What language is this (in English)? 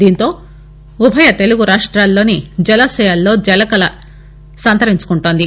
Telugu